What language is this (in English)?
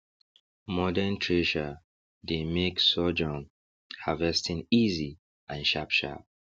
Nigerian Pidgin